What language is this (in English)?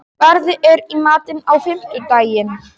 Icelandic